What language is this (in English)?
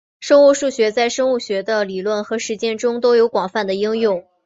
Chinese